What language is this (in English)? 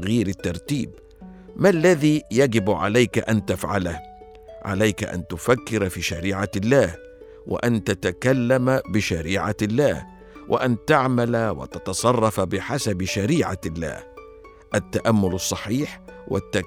Arabic